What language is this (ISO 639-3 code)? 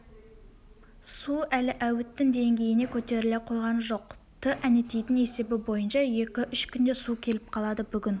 kaz